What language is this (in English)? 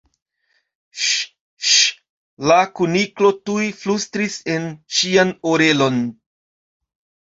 Esperanto